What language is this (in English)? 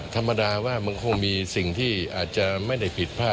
Thai